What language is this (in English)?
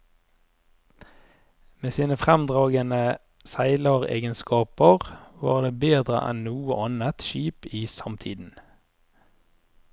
Norwegian